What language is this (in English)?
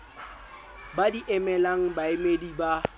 Southern Sotho